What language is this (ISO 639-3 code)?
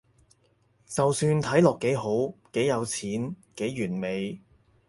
yue